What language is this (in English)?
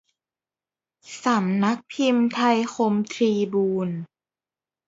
Thai